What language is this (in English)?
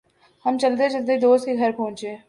Urdu